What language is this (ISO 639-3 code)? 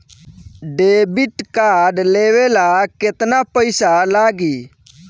bho